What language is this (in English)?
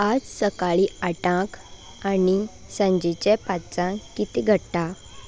Konkani